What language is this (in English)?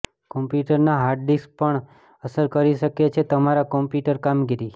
Gujarati